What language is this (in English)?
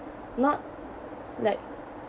English